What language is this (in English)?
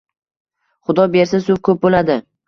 Uzbek